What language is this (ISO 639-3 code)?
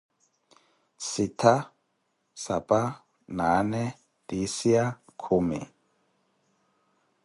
eko